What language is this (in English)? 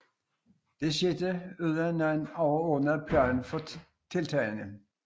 Danish